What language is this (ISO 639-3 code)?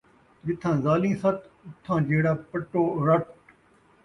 skr